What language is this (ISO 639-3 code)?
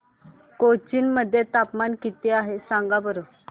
mar